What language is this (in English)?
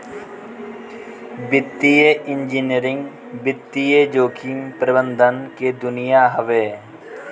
Bhojpuri